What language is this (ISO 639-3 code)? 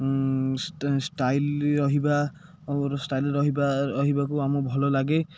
ori